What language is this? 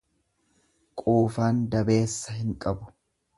Oromo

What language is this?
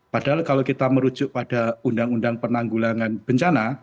Indonesian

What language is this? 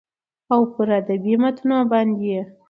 Pashto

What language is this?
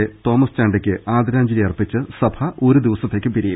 Malayalam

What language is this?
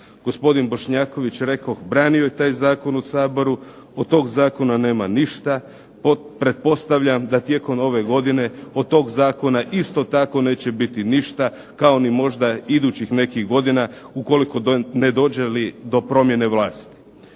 Croatian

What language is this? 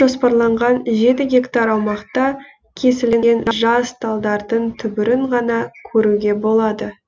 Kazakh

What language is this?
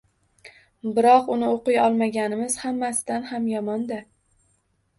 Uzbek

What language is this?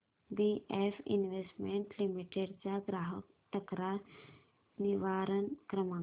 Marathi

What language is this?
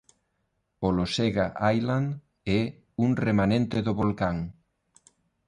Galician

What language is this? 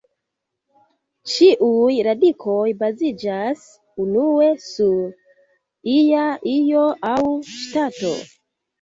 Esperanto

